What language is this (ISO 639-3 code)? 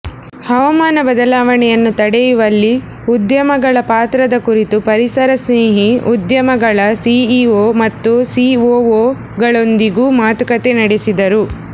kan